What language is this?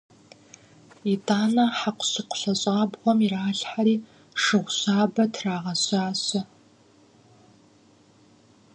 Kabardian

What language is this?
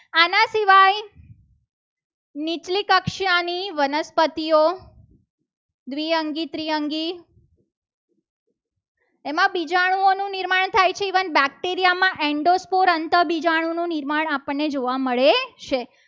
Gujarati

